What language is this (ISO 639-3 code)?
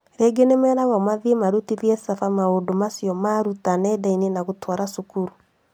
kik